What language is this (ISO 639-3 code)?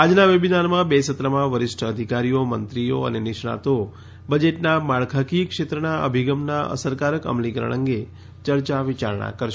guj